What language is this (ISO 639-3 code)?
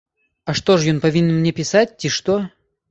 bel